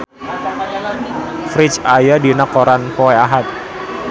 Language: Sundanese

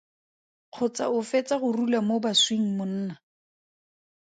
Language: Tswana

